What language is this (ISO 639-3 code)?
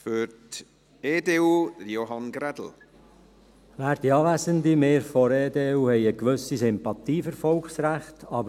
gsw